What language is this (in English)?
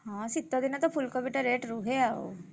Odia